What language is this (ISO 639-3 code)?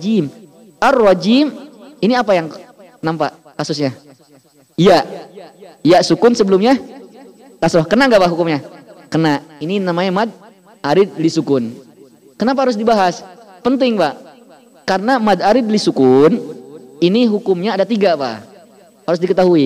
ind